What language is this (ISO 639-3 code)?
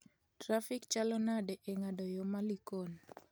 luo